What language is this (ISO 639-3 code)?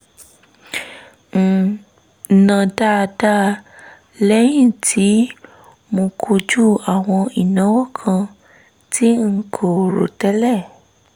yor